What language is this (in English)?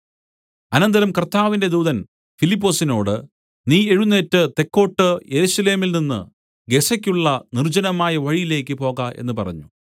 Malayalam